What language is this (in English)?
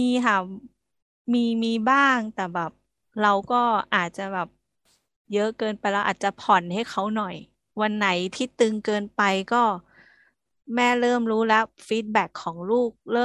Thai